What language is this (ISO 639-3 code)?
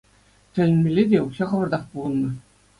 chv